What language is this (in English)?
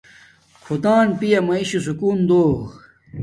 Domaaki